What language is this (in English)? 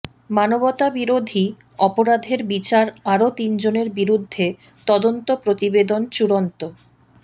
Bangla